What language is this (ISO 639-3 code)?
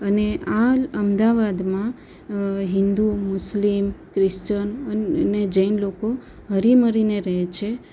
guj